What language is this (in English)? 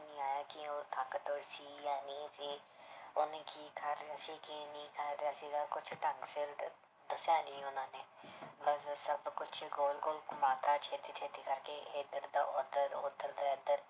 Punjabi